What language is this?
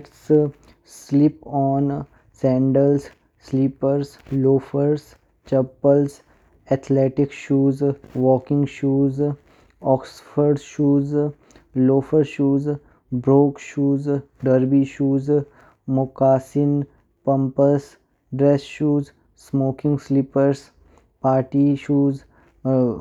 Kinnauri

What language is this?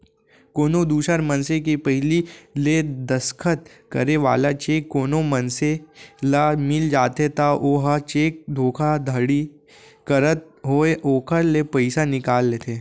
Chhattisgarhi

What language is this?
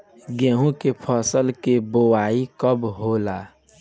Bhojpuri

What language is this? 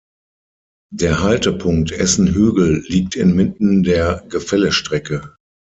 German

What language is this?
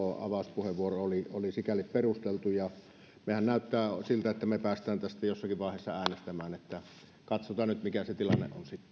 Finnish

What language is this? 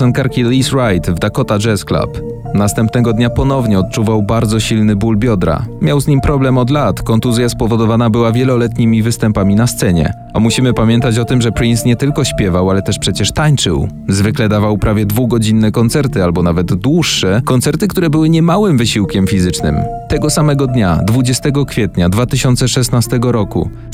Polish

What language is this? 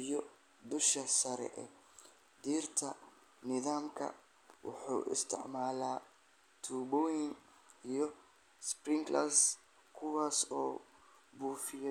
Somali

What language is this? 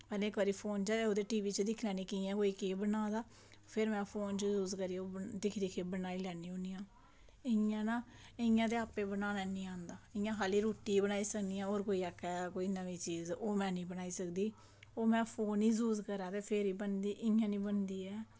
Dogri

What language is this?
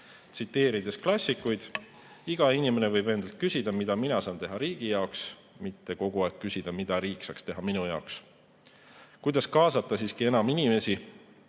Estonian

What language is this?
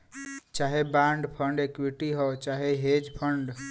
Bhojpuri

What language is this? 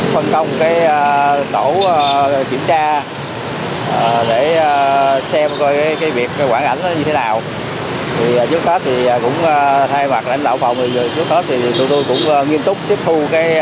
Vietnamese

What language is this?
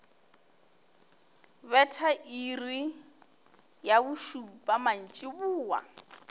Northern Sotho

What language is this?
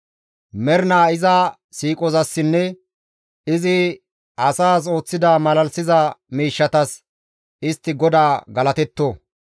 Gamo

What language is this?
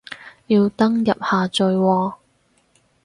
Cantonese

